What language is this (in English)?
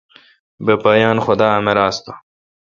Kalkoti